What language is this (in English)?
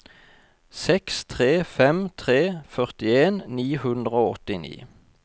Norwegian